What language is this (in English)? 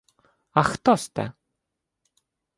Ukrainian